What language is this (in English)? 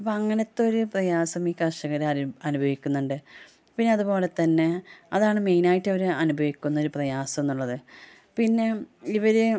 Malayalam